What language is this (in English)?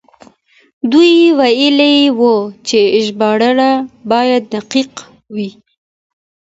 Pashto